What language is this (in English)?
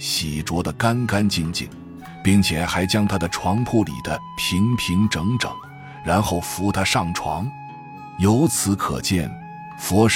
Chinese